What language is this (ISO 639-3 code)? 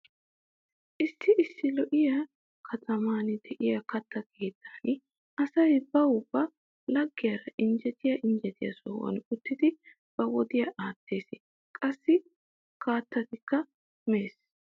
wal